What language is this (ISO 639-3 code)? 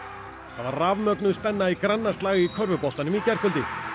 isl